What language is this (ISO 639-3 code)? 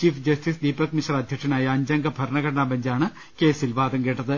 mal